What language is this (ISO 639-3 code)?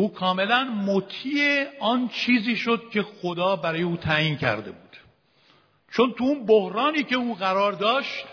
fas